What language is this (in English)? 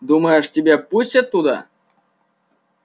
Russian